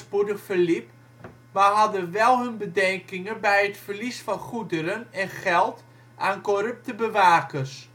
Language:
Dutch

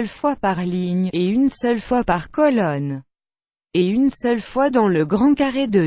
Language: French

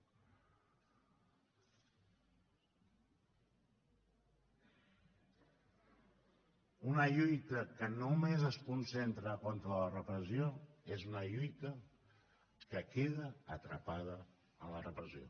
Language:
Catalan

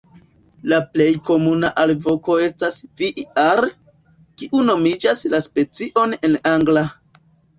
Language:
Esperanto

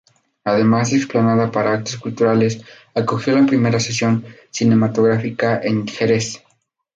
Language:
Spanish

